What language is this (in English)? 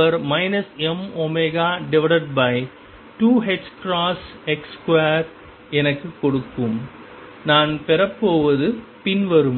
Tamil